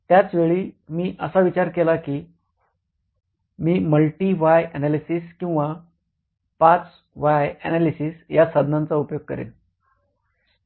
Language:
Marathi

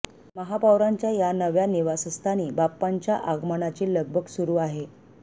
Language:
Marathi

